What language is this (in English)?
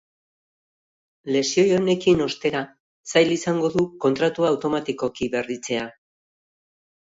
Basque